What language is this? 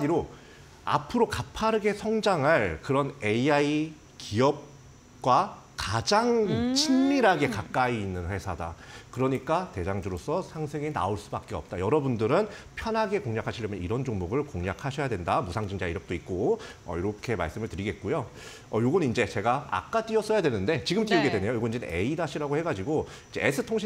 Korean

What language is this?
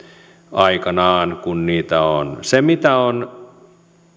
Finnish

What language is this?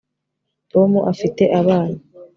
Kinyarwanda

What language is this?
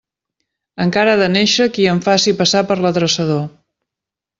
Catalan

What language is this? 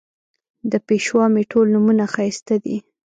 Pashto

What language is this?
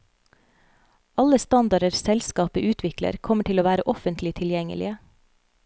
Norwegian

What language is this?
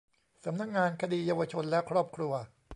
Thai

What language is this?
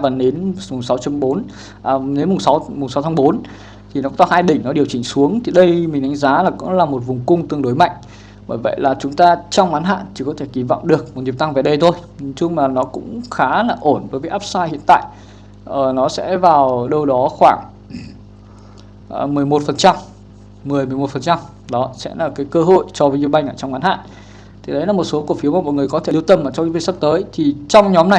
Vietnamese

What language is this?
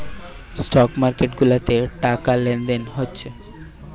Bangla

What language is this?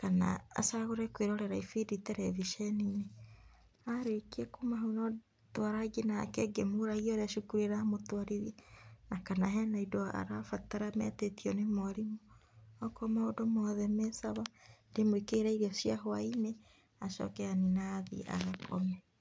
Kikuyu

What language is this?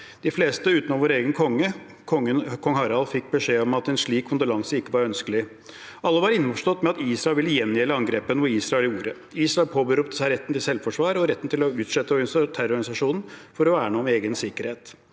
Norwegian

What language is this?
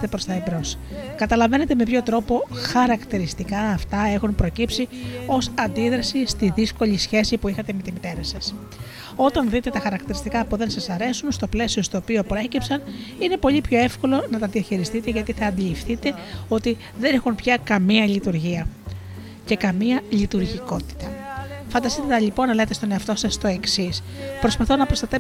Greek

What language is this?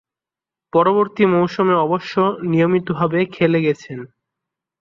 Bangla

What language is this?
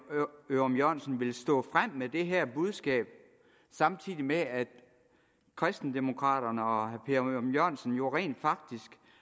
Danish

